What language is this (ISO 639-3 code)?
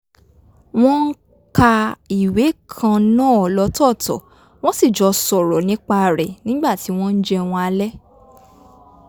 yor